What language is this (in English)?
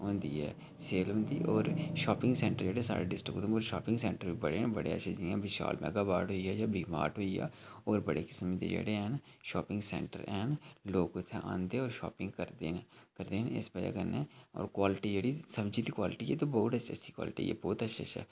Dogri